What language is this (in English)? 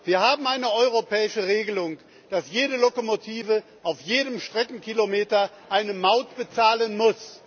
German